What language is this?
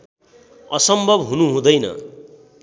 Nepali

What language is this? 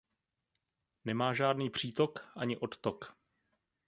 Czech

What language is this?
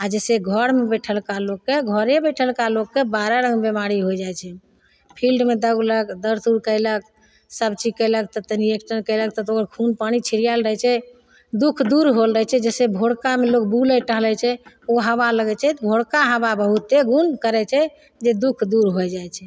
Maithili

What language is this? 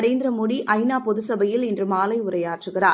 Tamil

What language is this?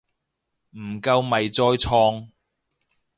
Cantonese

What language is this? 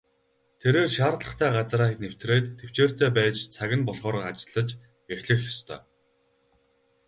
Mongolian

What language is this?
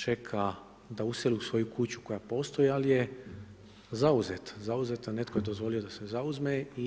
Croatian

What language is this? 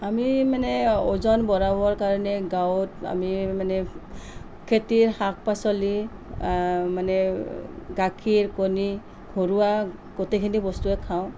Assamese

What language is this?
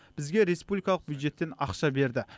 Kazakh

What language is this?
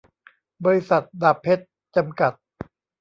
Thai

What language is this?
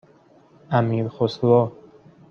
Persian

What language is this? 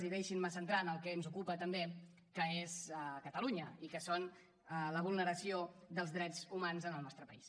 Catalan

